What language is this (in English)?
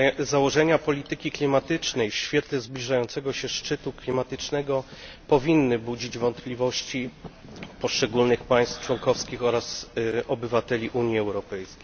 Polish